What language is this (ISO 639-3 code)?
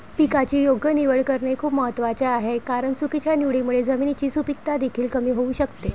mar